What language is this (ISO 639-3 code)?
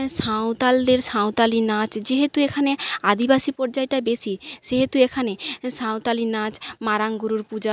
ben